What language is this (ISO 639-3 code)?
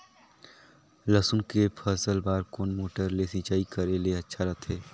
hne